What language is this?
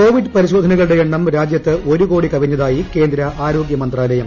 Malayalam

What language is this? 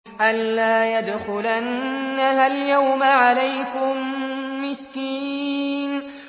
Arabic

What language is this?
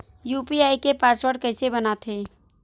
Chhattisgarhi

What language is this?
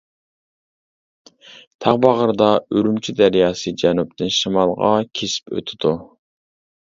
Uyghur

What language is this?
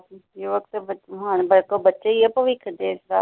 Punjabi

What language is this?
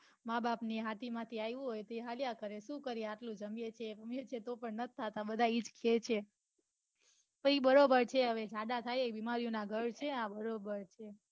Gujarati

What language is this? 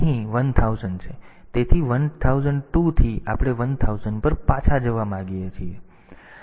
Gujarati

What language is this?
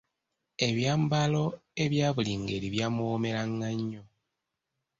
Ganda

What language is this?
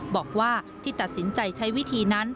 Thai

